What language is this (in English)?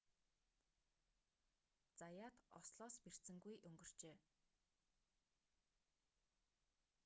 Mongolian